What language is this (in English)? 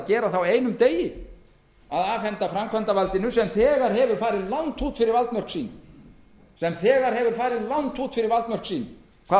Icelandic